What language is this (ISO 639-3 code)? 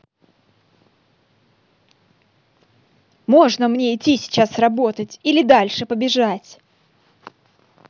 rus